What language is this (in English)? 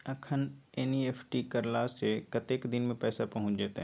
Maithili